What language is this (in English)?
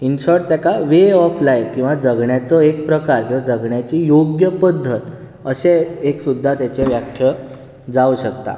Konkani